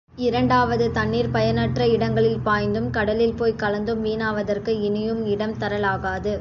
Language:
Tamil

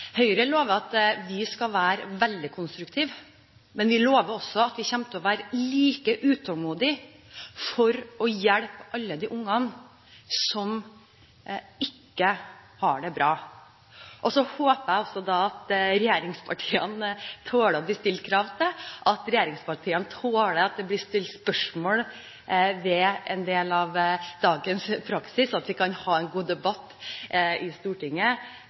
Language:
Norwegian Bokmål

